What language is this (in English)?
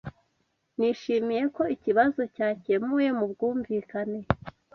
Kinyarwanda